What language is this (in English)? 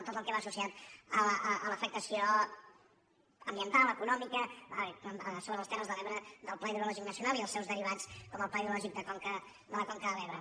Catalan